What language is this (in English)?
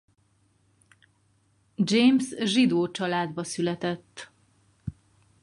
Hungarian